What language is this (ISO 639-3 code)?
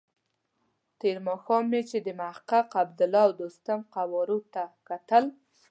pus